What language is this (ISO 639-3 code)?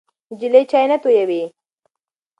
pus